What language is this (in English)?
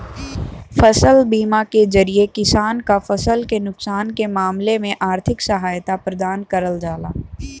Bhojpuri